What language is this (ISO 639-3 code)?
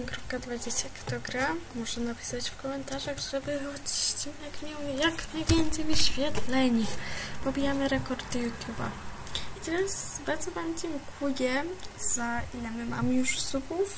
pol